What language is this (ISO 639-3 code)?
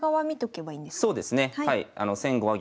jpn